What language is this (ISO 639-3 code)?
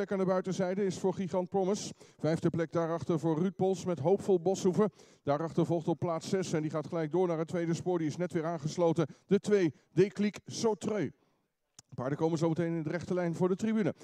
nld